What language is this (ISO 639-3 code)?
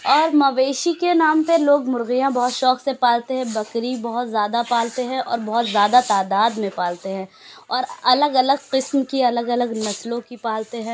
urd